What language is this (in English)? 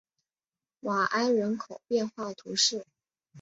Chinese